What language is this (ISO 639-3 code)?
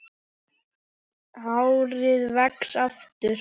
isl